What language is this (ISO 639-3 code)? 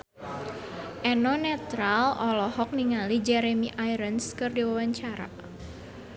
sun